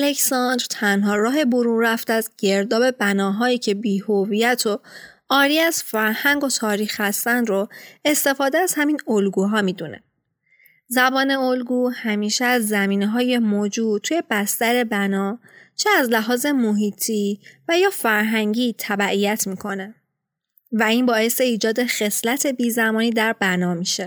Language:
Persian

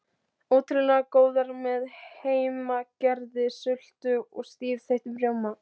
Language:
Icelandic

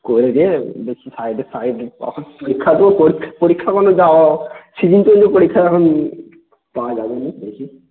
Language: Bangla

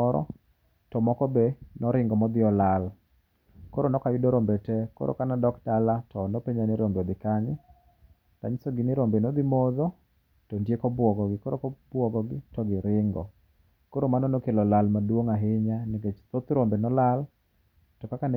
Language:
Luo (Kenya and Tanzania)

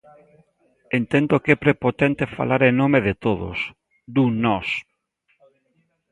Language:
Galician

